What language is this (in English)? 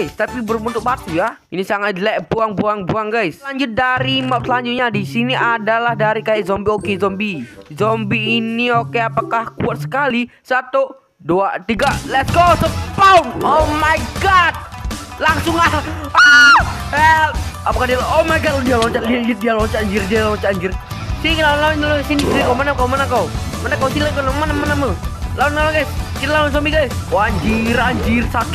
Indonesian